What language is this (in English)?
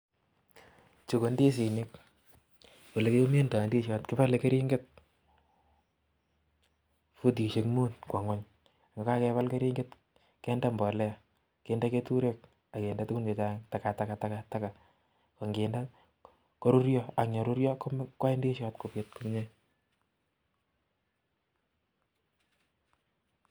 Kalenjin